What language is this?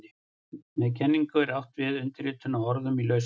Icelandic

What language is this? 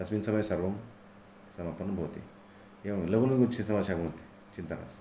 Sanskrit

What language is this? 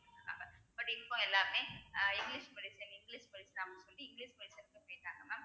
Tamil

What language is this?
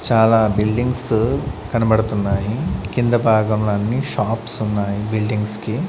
Telugu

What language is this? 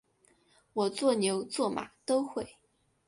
Chinese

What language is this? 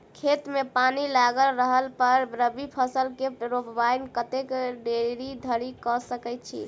Maithili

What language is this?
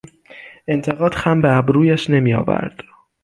Persian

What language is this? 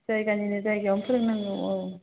Bodo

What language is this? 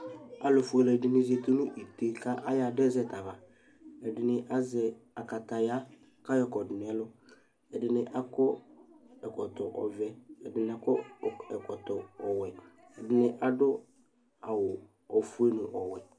Ikposo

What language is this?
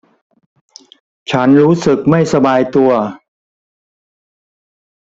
Thai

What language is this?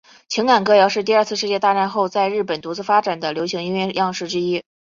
Chinese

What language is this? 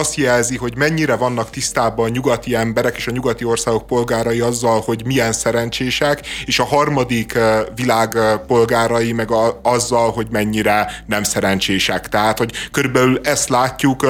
Hungarian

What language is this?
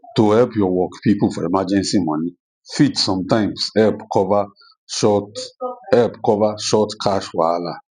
Nigerian Pidgin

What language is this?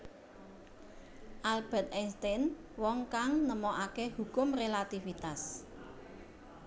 Javanese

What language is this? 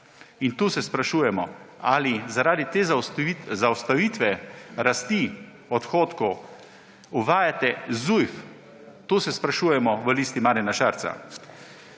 Slovenian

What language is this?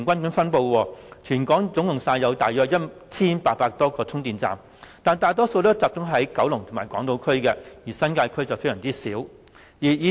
Cantonese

